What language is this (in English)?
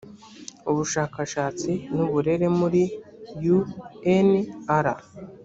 Kinyarwanda